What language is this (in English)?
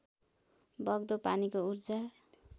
Nepali